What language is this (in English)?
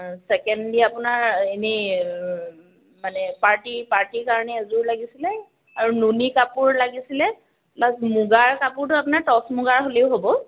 Assamese